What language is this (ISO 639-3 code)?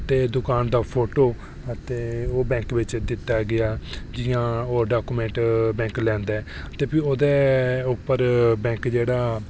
doi